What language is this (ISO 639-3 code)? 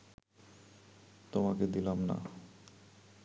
ben